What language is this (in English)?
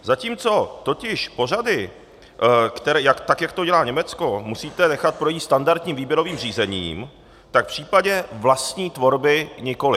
Czech